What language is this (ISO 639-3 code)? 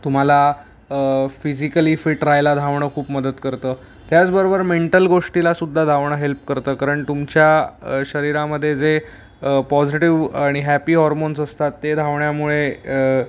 mar